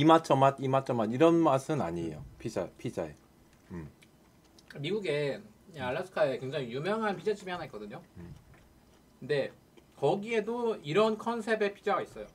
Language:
Korean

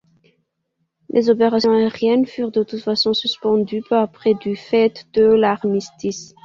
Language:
French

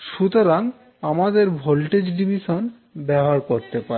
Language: Bangla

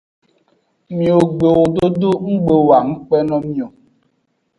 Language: Aja (Benin)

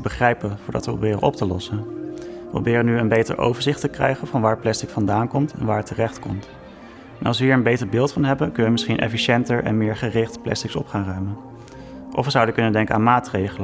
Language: Dutch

